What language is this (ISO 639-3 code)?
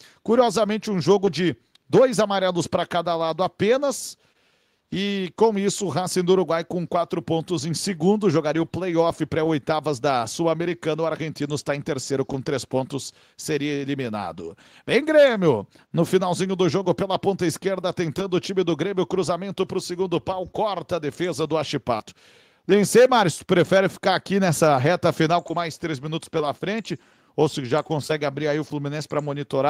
por